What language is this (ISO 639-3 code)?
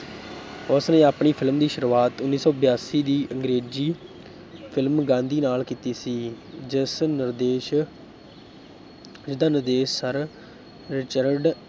pan